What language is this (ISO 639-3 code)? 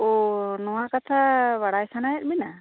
sat